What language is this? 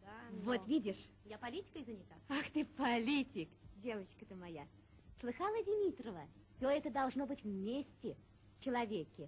Russian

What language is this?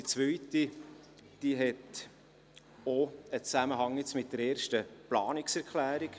Swiss German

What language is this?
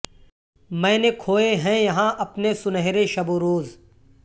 Urdu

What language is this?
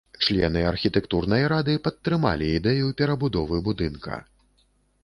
Belarusian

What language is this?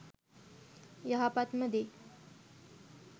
Sinhala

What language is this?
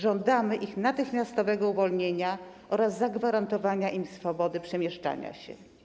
Polish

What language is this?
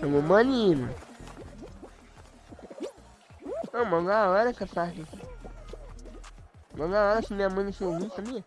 Portuguese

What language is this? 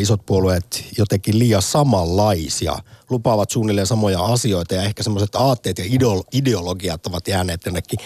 Finnish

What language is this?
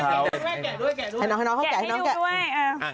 Thai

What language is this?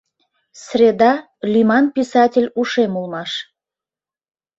Mari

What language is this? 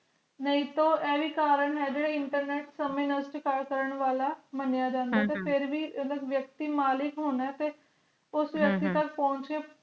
Punjabi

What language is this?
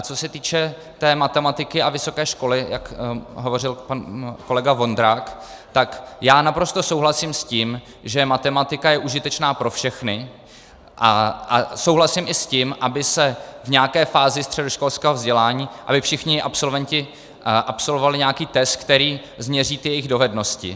Czech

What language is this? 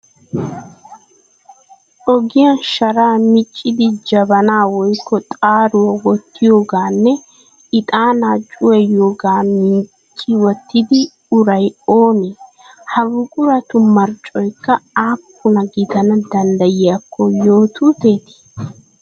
Wolaytta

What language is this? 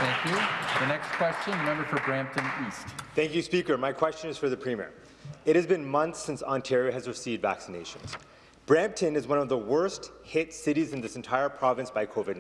English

